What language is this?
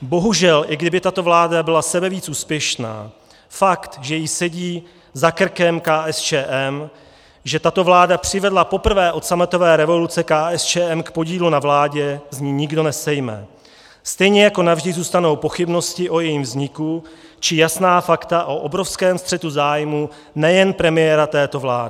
Czech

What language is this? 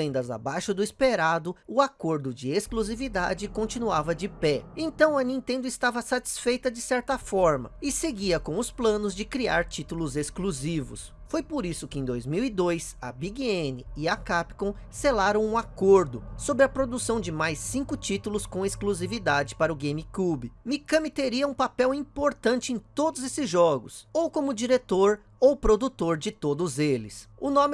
Portuguese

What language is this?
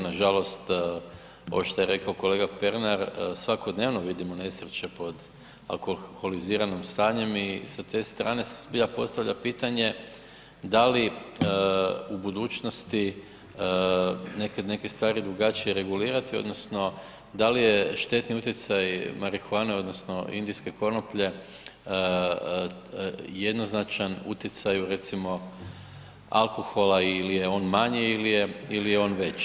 Croatian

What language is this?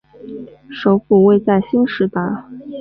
Chinese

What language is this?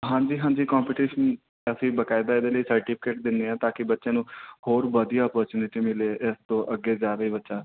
Punjabi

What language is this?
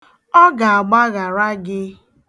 Igbo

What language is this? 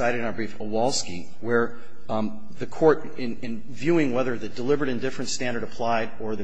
English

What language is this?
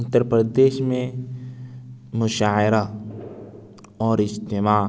Urdu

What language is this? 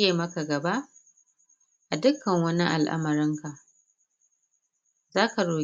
Hausa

